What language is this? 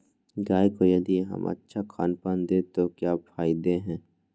Magahi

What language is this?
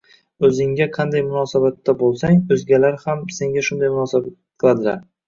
Uzbek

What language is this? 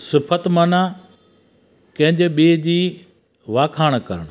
Sindhi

